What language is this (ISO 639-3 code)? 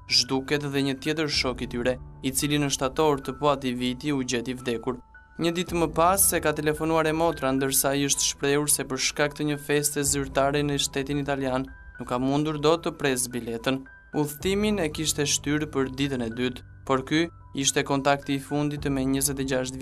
ron